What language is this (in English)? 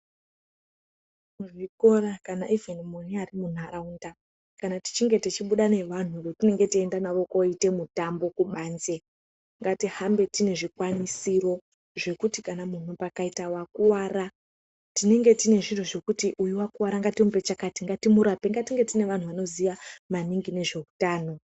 Ndau